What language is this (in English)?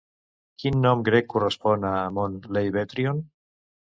Catalan